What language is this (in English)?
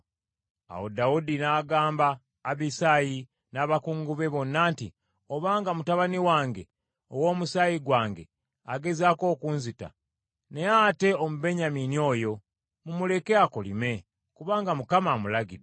Ganda